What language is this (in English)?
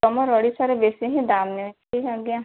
Odia